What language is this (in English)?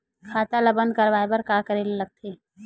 Chhattisgarhi